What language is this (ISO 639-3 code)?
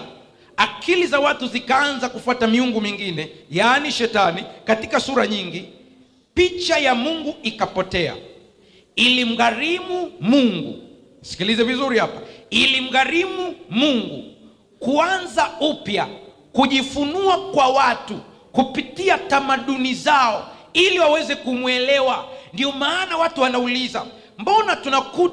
swa